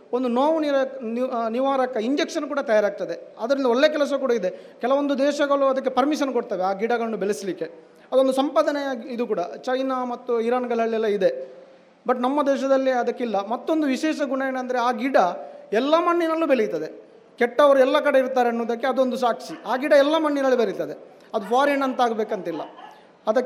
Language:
Kannada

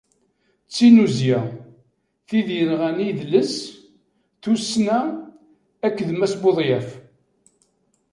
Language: Kabyle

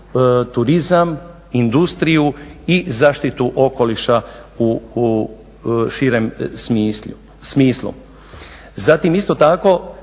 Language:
Croatian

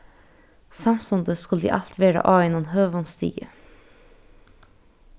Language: Faroese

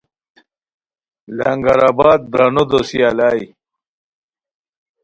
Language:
Khowar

